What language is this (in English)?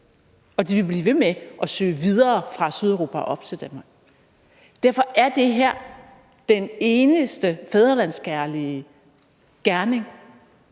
Danish